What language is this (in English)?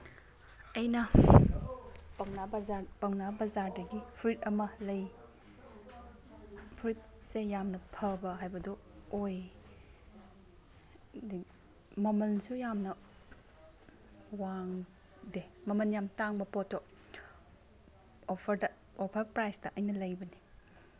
Manipuri